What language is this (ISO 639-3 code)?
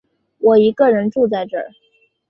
zho